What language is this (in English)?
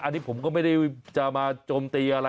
Thai